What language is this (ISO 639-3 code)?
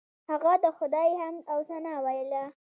pus